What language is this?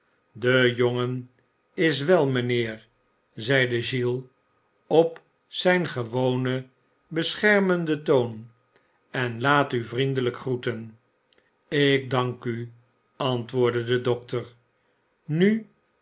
Dutch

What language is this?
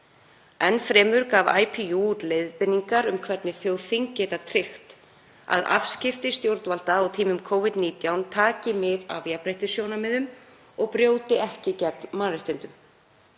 Icelandic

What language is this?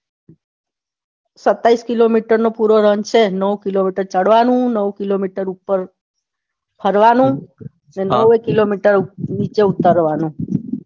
Gujarati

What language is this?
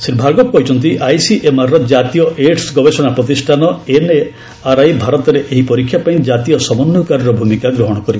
Odia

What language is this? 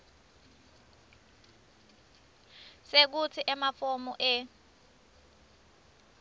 Swati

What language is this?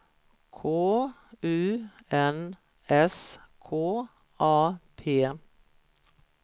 Swedish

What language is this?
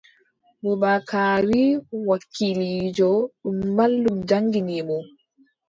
Adamawa Fulfulde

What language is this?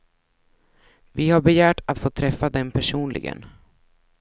Swedish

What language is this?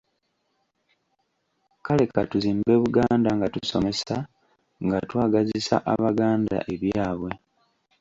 Ganda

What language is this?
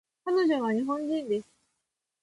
Japanese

